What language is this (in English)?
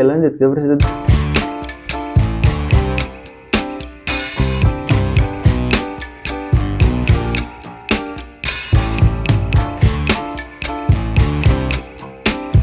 Indonesian